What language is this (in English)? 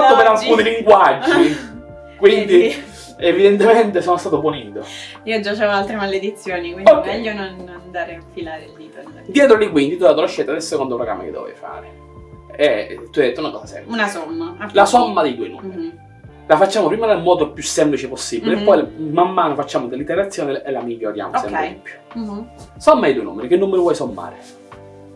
Italian